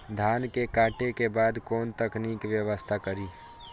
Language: Maithili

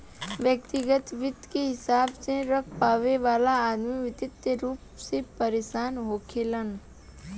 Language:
Bhojpuri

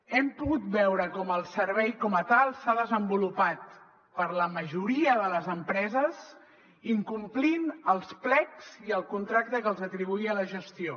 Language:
Catalan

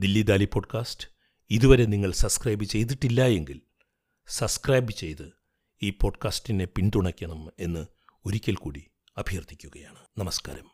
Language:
Malayalam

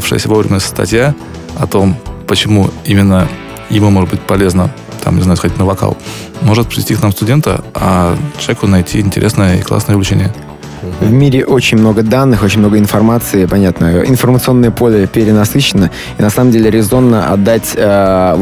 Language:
Russian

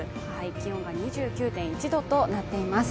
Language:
Japanese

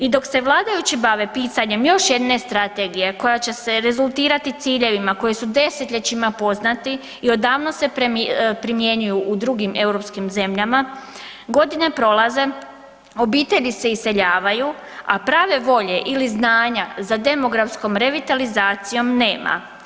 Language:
Croatian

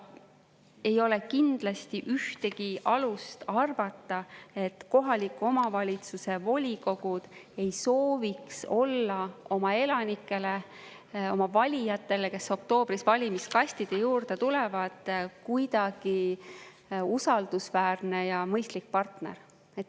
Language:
Estonian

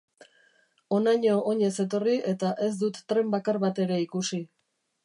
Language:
Basque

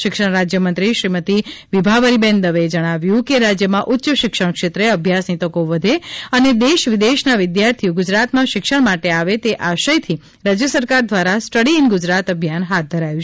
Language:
Gujarati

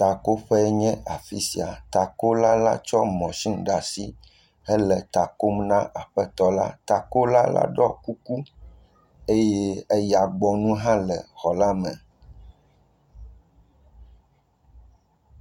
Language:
Ewe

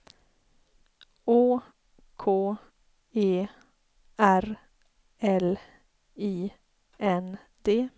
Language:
Swedish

